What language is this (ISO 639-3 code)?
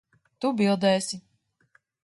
lav